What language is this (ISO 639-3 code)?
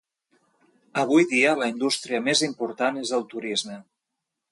cat